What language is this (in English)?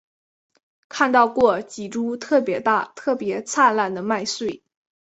Chinese